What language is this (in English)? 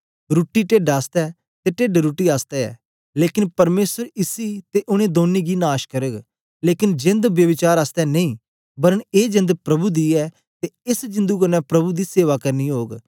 Dogri